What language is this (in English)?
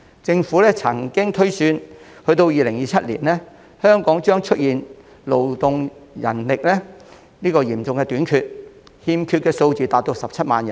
Cantonese